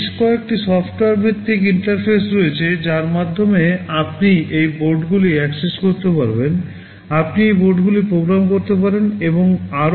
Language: Bangla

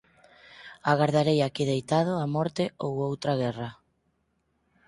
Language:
Galician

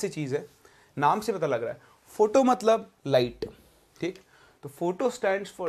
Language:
Hindi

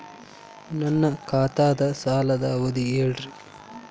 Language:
Kannada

